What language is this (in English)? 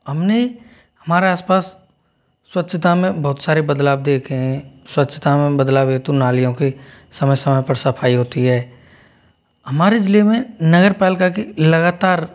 Hindi